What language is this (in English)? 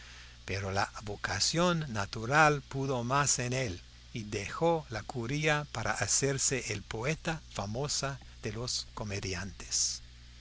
Spanish